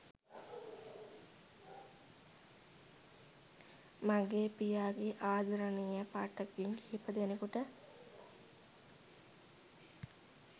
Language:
Sinhala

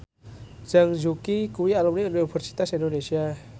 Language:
Javanese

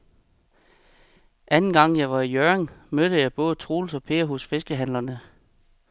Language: Danish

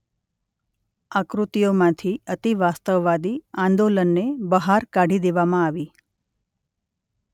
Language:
Gujarati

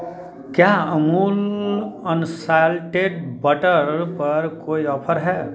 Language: Hindi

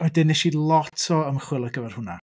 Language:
Welsh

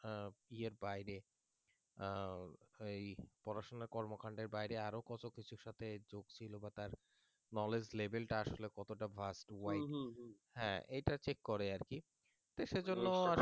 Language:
Bangla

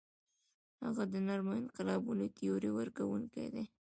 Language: Pashto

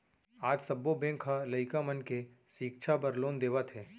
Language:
Chhattisgarhi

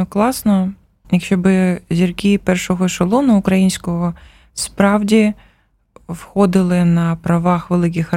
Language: Ukrainian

